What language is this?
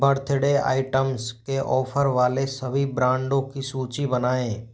Hindi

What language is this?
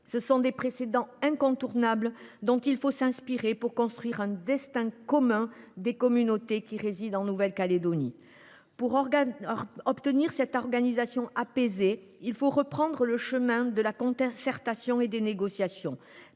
French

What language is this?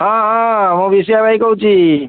Odia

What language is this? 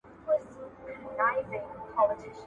Pashto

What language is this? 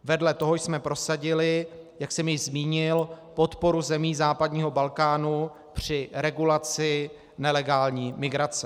Czech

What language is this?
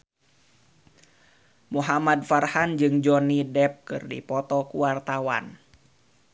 Sundanese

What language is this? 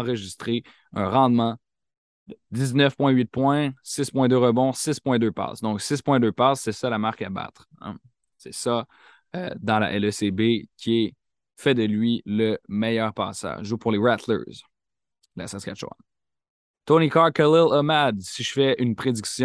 French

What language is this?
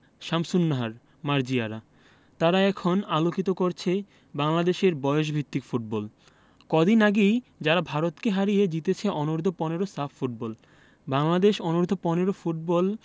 Bangla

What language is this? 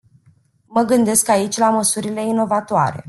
Romanian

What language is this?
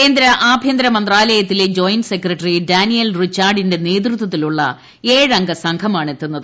Malayalam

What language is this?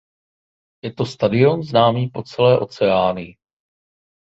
Czech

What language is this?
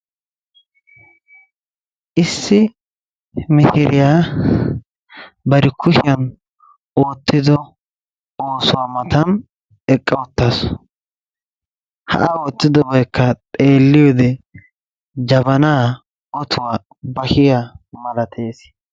Wolaytta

